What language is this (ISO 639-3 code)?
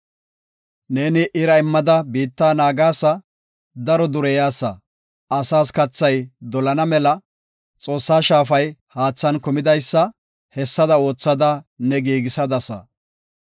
gof